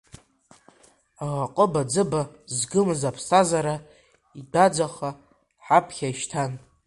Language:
Abkhazian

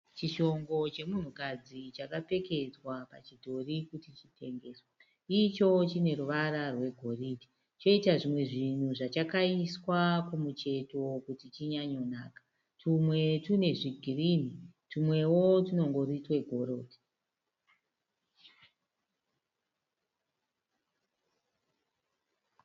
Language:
Shona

